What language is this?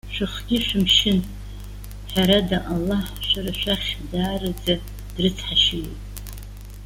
Abkhazian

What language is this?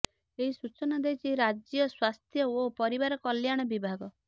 Odia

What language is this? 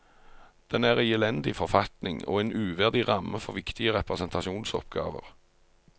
Norwegian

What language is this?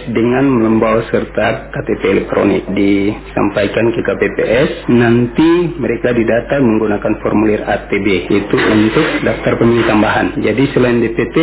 Indonesian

